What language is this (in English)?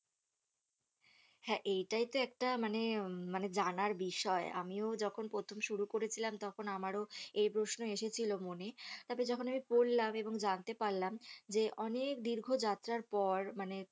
Bangla